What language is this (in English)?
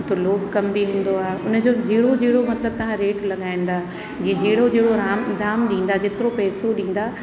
Sindhi